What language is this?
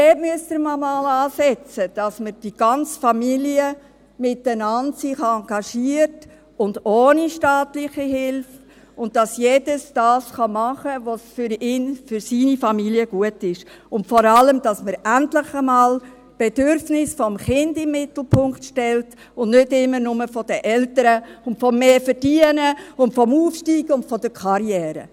Swiss German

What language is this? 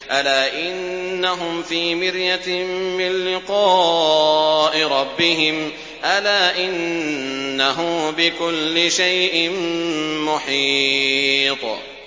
Arabic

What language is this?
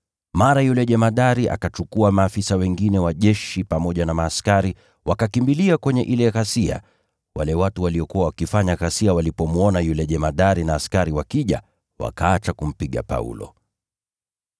Swahili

